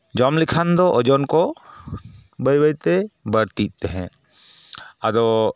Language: Santali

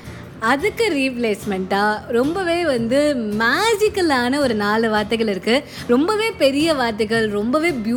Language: Tamil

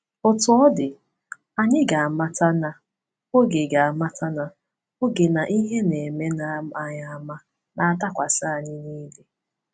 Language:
Igbo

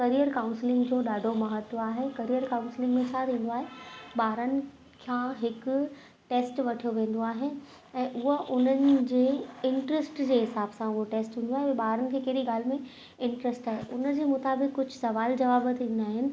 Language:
Sindhi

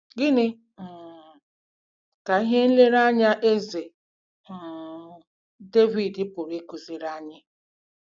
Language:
Igbo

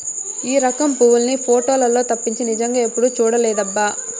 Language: Telugu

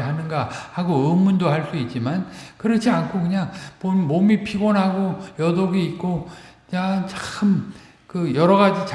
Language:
Korean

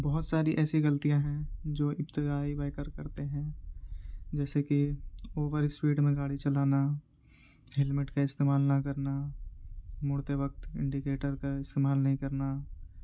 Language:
Urdu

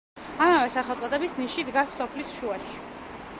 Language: Georgian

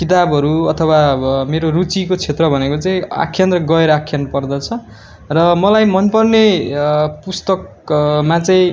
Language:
Nepali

